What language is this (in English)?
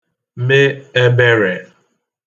Igbo